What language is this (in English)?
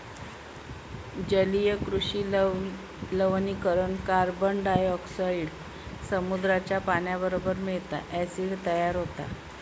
Marathi